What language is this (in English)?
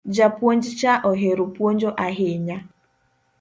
Luo (Kenya and Tanzania)